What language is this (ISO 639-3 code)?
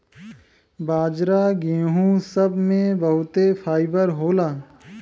bho